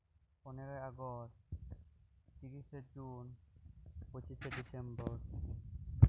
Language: Santali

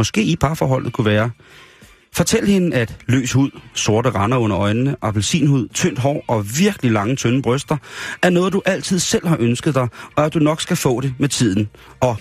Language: Danish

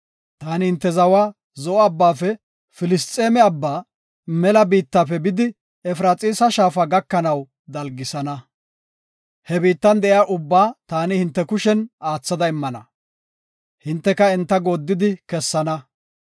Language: Gofa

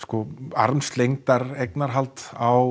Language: Icelandic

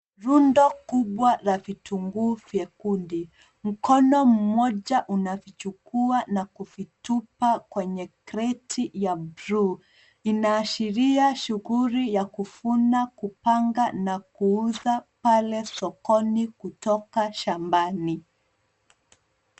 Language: Swahili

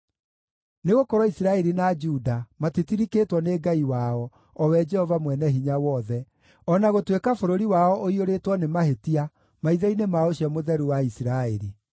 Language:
Kikuyu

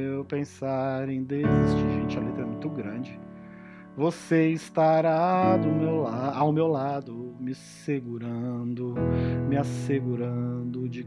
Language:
Portuguese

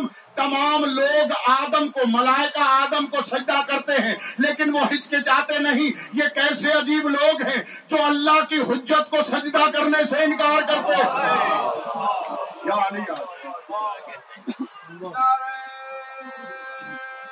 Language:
Urdu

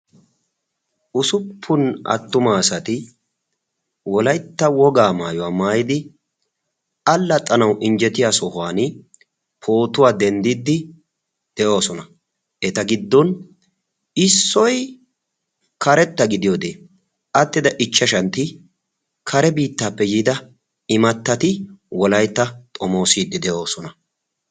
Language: Wolaytta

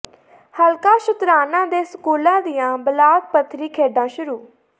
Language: Punjabi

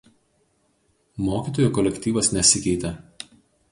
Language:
Lithuanian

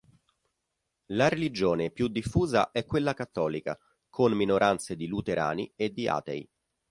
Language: Italian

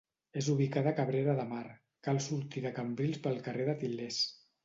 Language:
Catalan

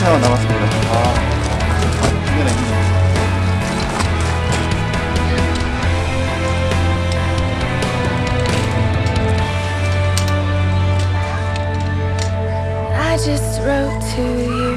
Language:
Korean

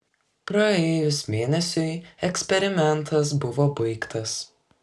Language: Lithuanian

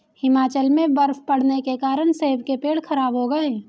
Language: Hindi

